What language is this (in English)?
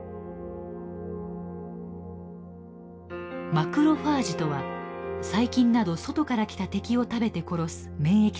Japanese